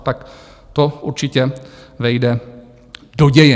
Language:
Czech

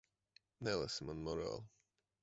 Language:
Latvian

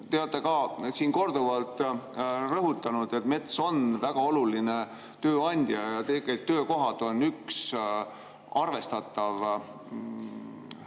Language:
Estonian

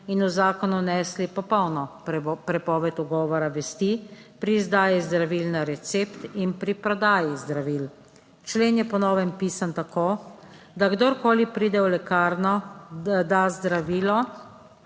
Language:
Slovenian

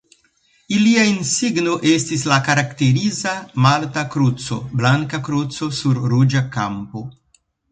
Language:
Esperanto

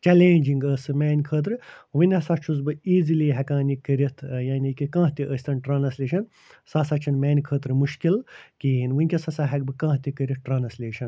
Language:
Kashmiri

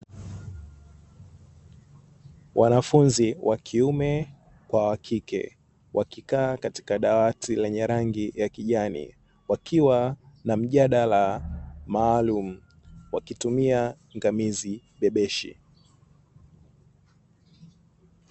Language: Swahili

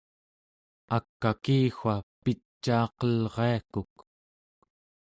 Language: Central Yupik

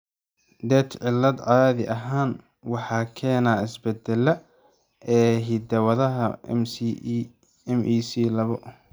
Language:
Somali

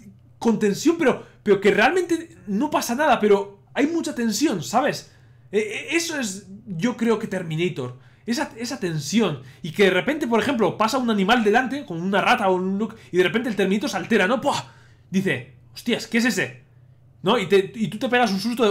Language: Spanish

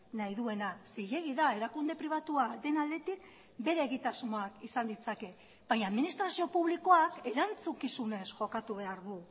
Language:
Basque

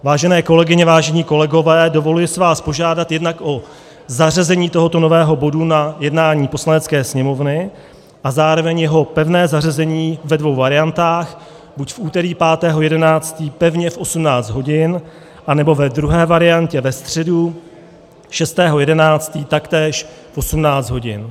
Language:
Czech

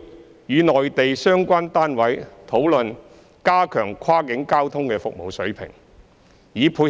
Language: Cantonese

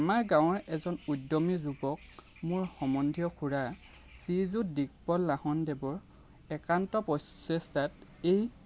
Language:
Assamese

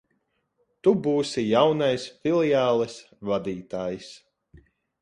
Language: Latvian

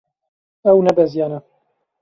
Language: Kurdish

